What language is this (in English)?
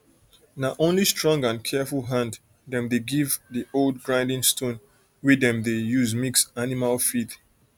Nigerian Pidgin